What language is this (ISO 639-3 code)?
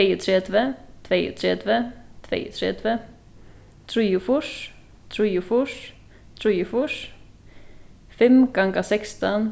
fao